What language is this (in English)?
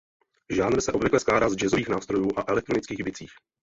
Czech